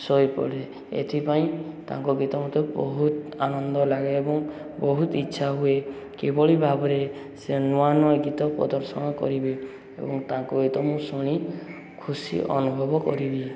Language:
Odia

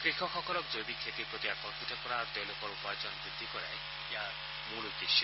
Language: Assamese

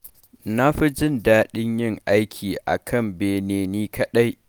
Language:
Hausa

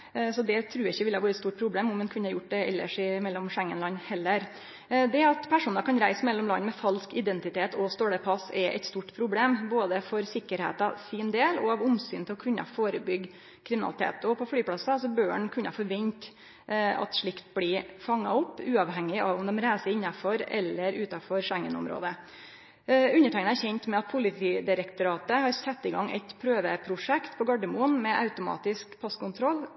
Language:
Norwegian Nynorsk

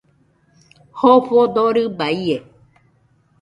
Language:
Nüpode Huitoto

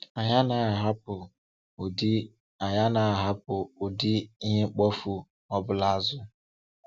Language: Igbo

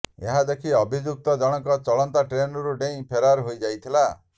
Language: Odia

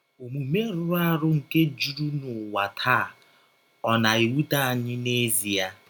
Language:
Igbo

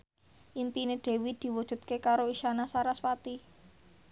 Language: Javanese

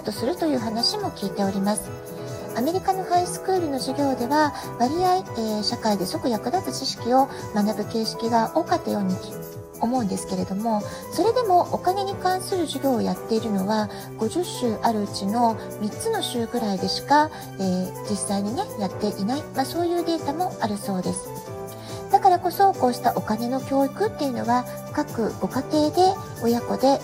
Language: Japanese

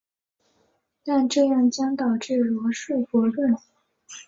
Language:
Chinese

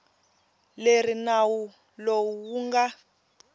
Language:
Tsonga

